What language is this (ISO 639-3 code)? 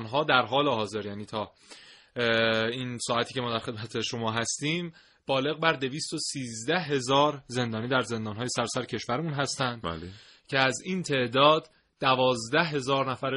fas